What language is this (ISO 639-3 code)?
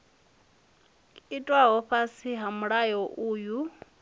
ven